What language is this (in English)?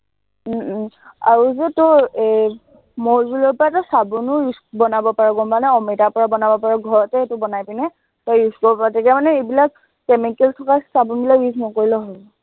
Assamese